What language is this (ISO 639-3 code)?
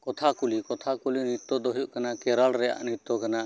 sat